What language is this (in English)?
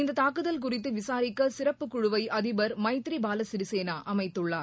Tamil